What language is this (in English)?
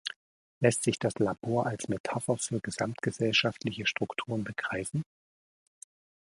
German